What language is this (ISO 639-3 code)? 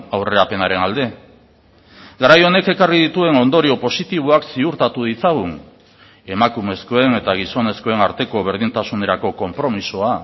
eus